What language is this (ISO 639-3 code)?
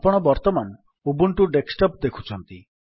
ori